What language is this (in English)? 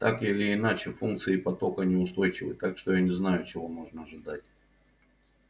Russian